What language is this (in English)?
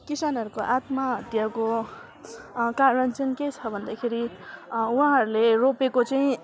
Nepali